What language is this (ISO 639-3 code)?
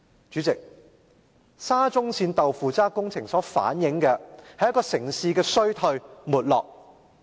yue